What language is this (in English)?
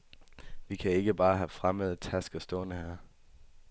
Danish